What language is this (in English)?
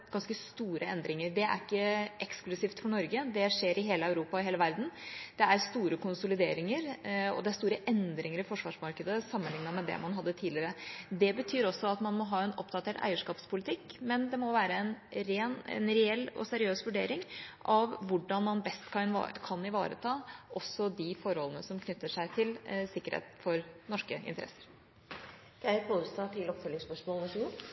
Norwegian Bokmål